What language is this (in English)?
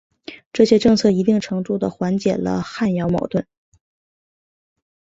Chinese